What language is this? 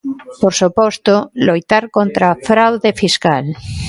Galician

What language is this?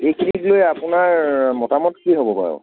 Assamese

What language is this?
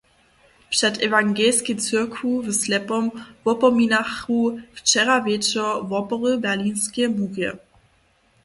Upper Sorbian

